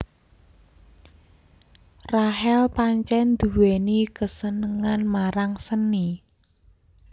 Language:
Javanese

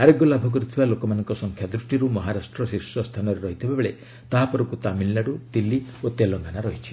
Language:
Odia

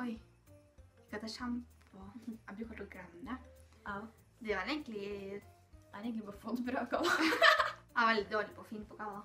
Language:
Norwegian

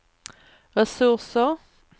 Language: Swedish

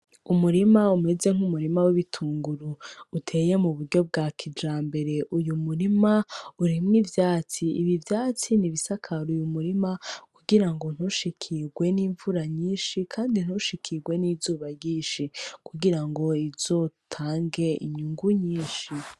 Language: Rundi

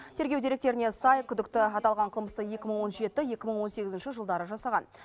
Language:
Kazakh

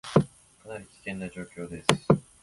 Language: Japanese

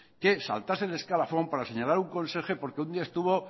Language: Spanish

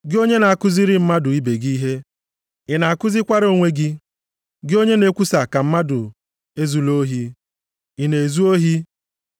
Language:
Igbo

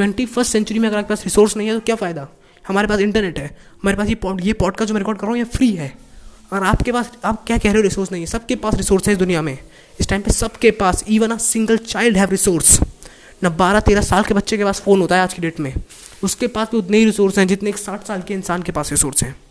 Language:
Hindi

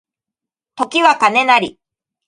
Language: Japanese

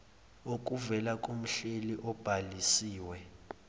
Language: Zulu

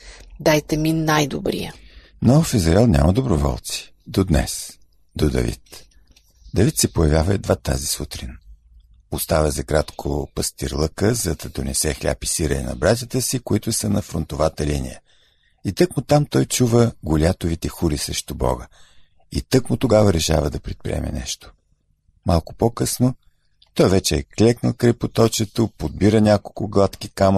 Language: Bulgarian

